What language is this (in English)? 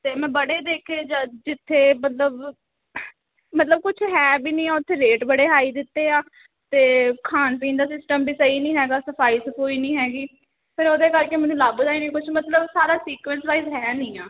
Punjabi